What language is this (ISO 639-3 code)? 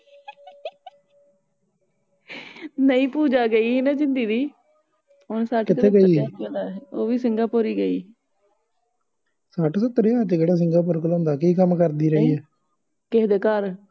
pan